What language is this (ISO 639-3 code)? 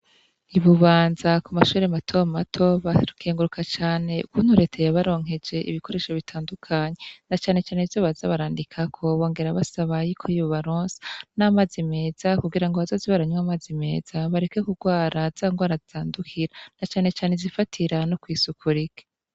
run